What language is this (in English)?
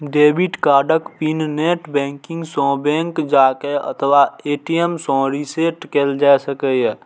Maithili